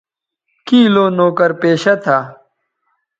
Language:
Bateri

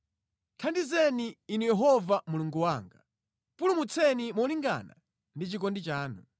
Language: Nyanja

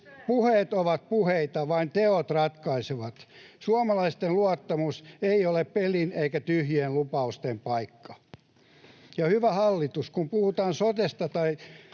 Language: Finnish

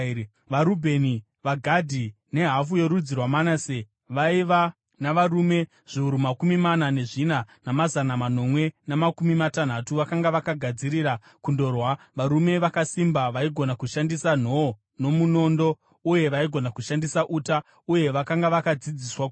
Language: Shona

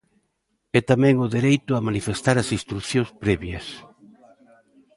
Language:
Galician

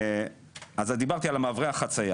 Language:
Hebrew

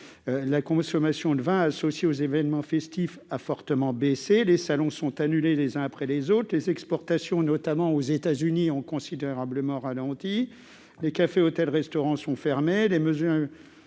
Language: French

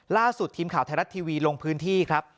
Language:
Thai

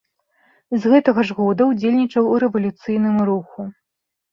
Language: Belarusian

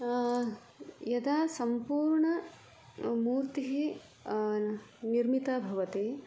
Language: Sanskrit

